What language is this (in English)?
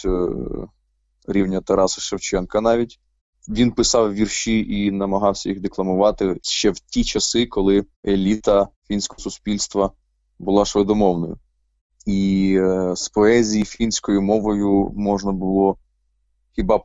Ukrainian